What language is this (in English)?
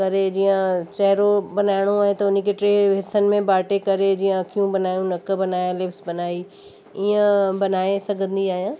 Sindhi